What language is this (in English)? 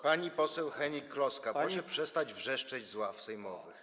Polish